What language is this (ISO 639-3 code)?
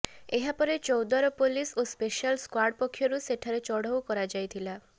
ori